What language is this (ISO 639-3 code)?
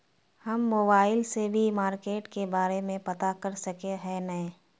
mag